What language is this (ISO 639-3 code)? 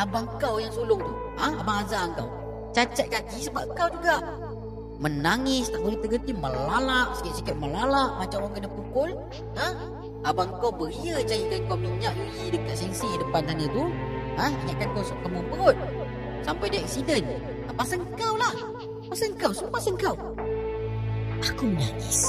msa